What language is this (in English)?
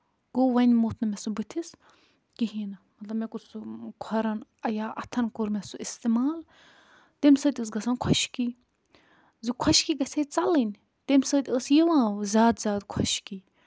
Kashmiri